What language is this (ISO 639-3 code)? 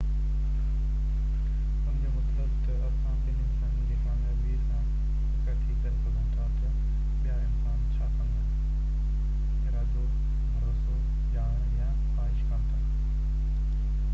snd